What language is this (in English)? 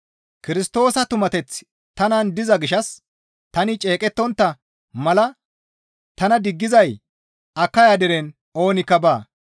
Gamo